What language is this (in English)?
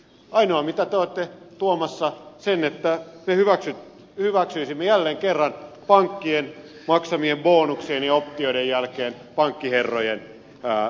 Finnish